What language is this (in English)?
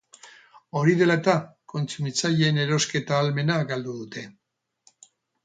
Basque